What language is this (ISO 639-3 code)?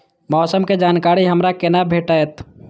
mai